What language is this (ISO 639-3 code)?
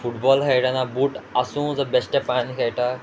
kok